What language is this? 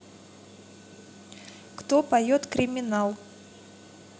Russian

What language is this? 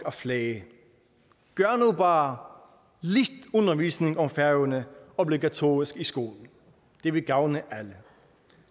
Danish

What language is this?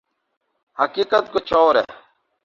Urdu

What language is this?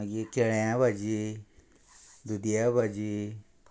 Konkani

